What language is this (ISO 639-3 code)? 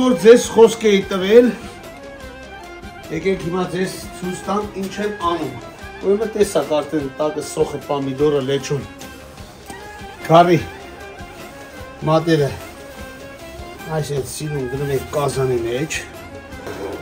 ron